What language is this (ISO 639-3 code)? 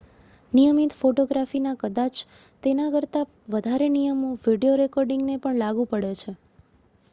guj